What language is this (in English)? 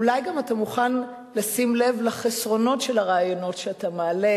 Hebrew